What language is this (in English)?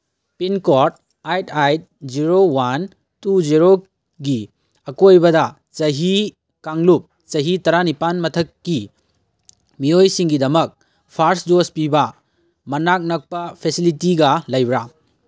Manipuri